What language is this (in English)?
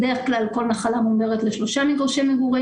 Hebrew